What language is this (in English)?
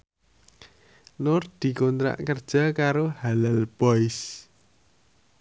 Javanese